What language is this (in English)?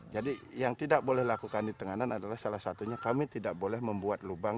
Indonesian